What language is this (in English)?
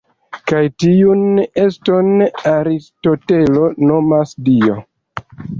Esperanto